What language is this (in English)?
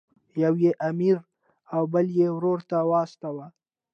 Pashto